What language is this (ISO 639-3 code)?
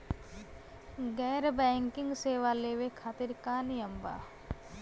bho